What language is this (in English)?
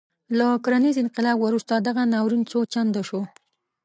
Pashto